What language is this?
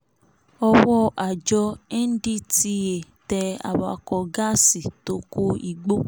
Yoruba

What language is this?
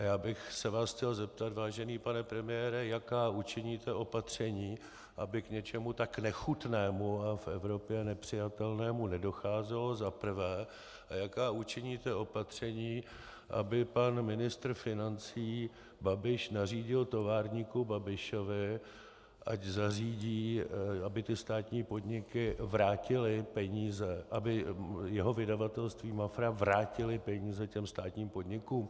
Czech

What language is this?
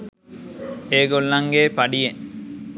Sinhala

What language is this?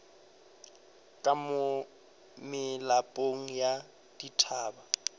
Northern Sotho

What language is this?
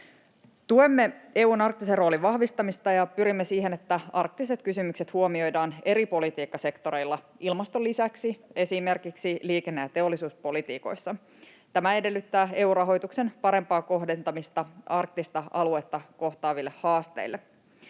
Finnish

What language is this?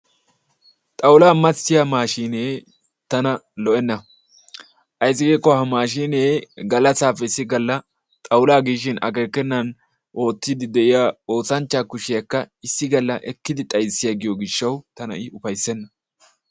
Wolaytta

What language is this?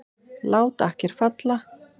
Icelandic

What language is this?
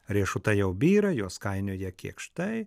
Lithuanian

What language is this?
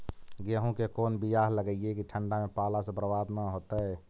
Magahi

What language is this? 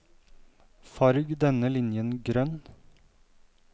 Norwegian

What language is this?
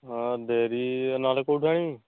Odia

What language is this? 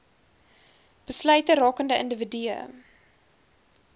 Afrikaans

